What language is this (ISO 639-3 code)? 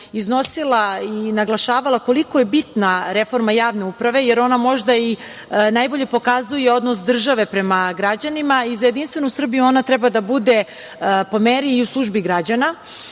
srp